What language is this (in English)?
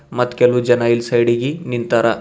Kannada